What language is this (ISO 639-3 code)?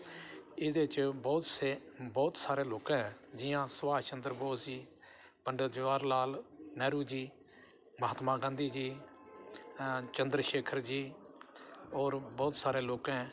doi